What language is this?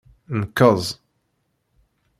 Kabyle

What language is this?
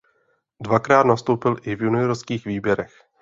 Czech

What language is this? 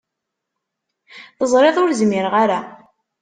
Kabyle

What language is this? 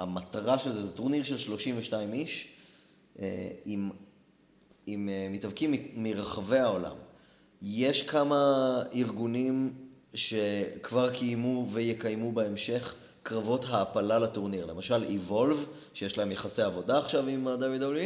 Hebrew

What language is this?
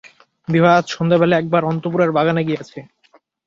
Bangla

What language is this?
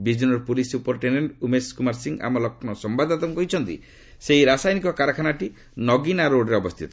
Odia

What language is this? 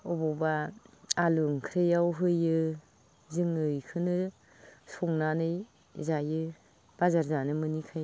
Bodo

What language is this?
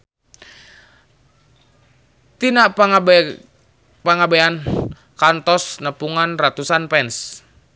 Sundanese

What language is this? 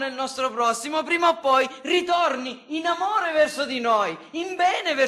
Italian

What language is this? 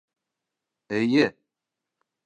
Bashkir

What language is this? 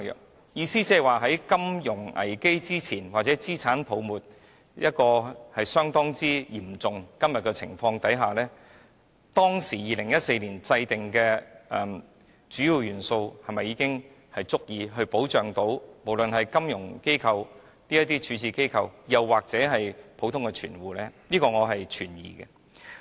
Cantonese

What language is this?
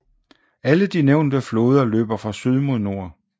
Danish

